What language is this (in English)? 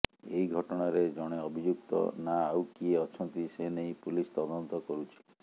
Odia